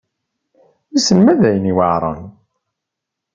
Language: Kabyle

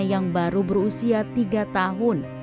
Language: Indonesian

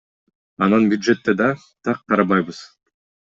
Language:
Kyrgyz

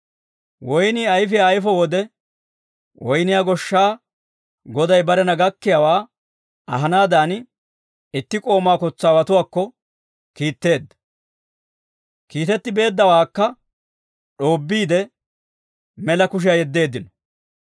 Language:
Dawro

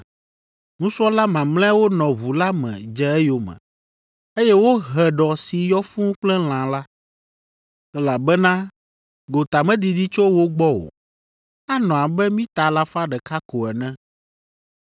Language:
Ewe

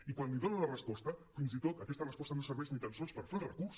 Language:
Catalan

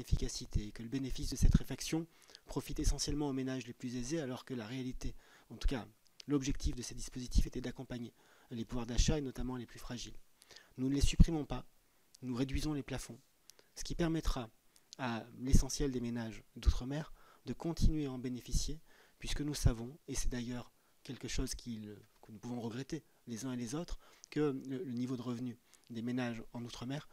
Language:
French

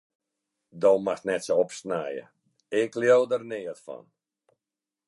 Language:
Western Frisian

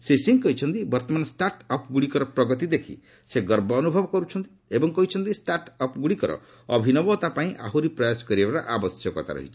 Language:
Odia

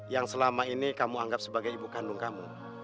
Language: Indonesian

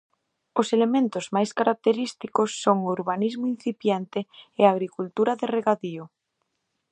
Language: Galician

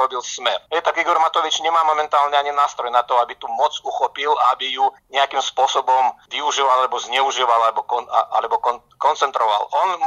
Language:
Slovak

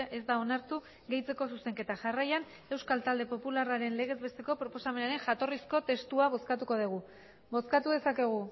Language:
Basque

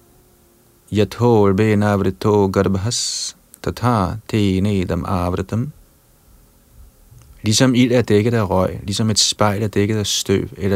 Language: Danish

